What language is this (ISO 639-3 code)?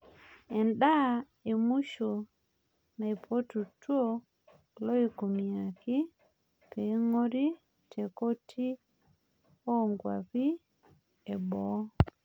mas